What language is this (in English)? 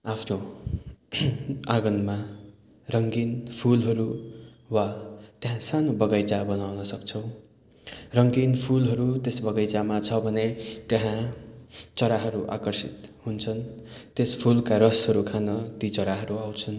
Nepali